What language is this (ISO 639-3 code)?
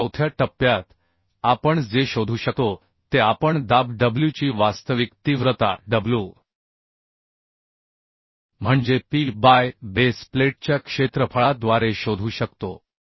mar